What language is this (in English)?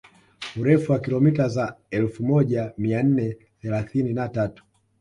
Swahili